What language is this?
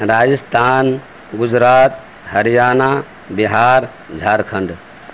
Urdu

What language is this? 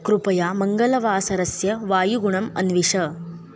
Sanskrit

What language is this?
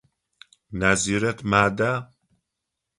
Adyghe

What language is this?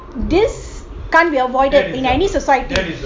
English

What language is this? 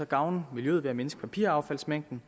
Danish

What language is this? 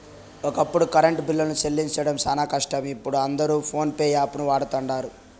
Telugu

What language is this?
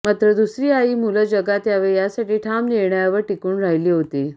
Marathi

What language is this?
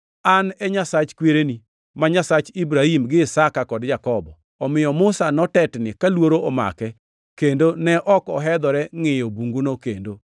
Luo (Kenya and Tanzania)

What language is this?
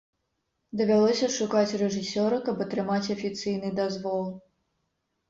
Belarusian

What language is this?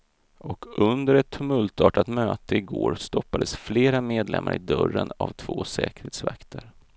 Swedish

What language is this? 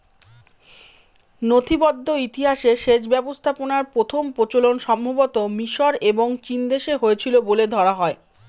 Bangla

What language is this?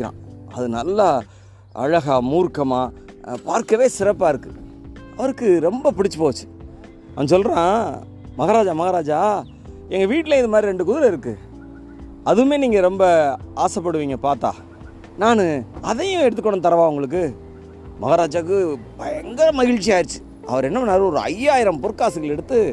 Tamil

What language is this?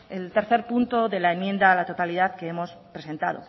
Spanish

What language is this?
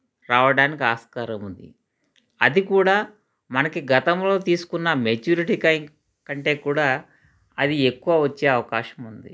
Telugu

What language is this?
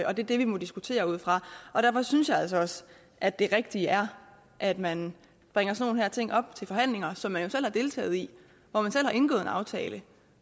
Danish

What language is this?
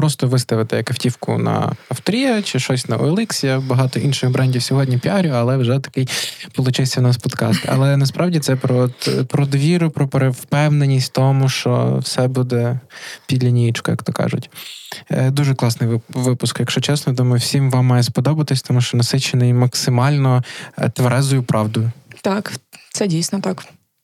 Ukrainian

